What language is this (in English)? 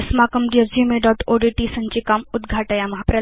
Sanskrit